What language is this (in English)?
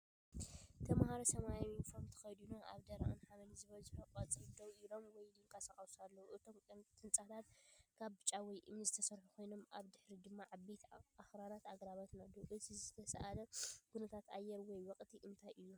Tigrinya